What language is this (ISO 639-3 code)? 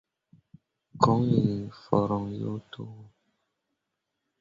mua